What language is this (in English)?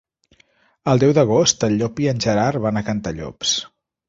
Catalan